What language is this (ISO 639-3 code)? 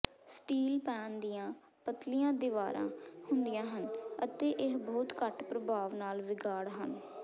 pan